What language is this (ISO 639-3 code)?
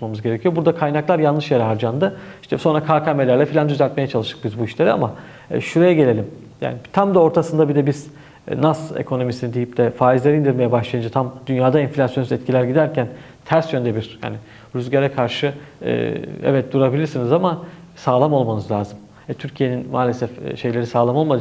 tur